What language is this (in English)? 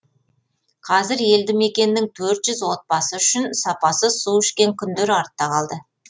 Kazakh